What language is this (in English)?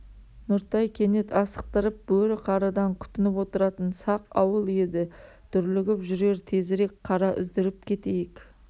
Kazakh